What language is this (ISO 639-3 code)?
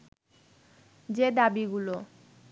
ben